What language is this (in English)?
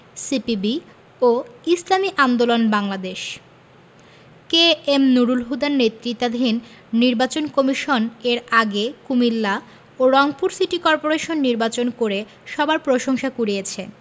Bangla